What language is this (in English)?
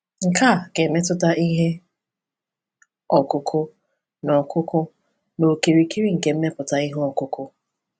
Igbo